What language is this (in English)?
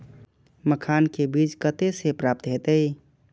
Maithili